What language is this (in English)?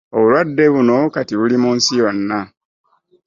Ganda